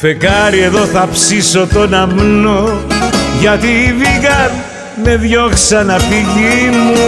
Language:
Greek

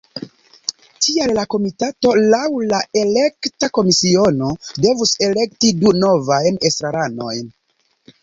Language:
Esperanto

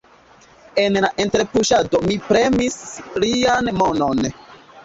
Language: Esperanto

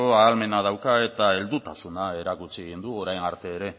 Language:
Basque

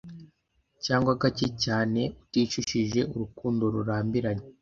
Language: Kinyarwanda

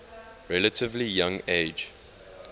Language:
English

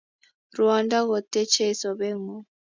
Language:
Kalenjin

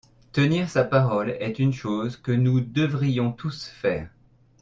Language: French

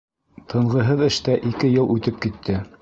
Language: Bashkir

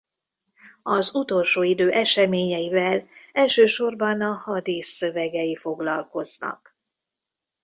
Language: Hungarian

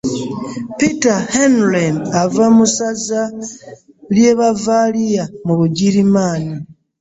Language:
Ganda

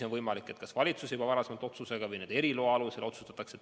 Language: Estonian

